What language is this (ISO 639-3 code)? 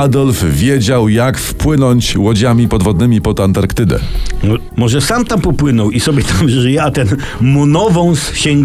pol